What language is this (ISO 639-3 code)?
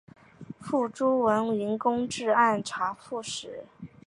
zho